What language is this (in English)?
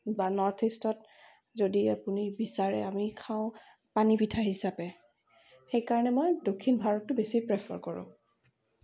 Assamese